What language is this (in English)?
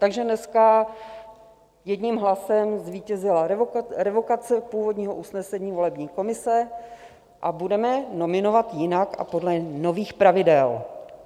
Czech